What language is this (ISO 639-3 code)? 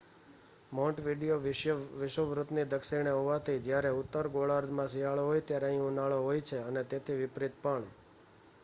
guj